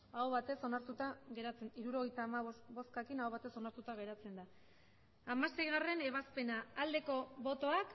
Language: Basque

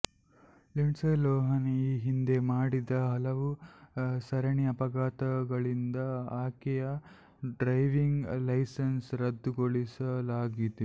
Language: Kannada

